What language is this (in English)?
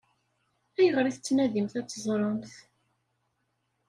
Kabyle